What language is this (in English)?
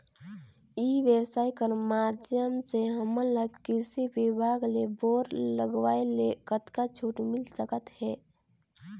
Chhattisgarhi